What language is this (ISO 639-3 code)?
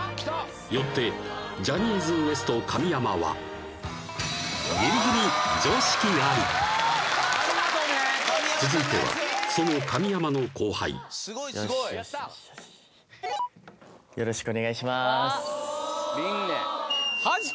jpn